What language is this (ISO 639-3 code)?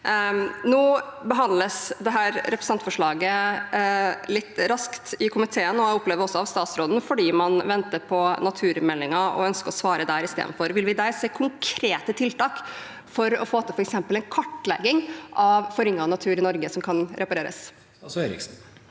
nor